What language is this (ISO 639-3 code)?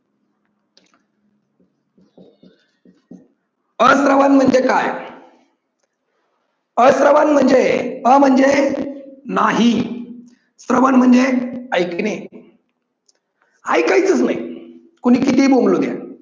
mar